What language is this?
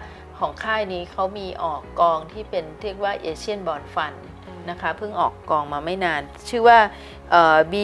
Thai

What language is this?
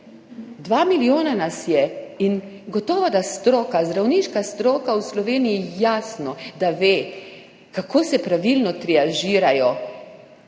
Slovenian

